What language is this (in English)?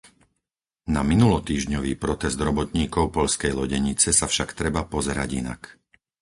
Slovak